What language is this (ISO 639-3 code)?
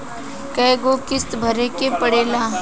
bho